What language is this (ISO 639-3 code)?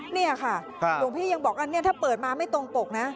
tha